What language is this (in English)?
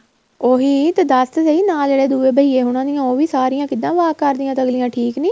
Punjabi